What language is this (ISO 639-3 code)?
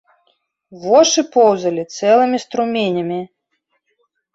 bel